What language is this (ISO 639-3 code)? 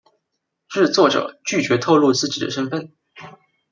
zho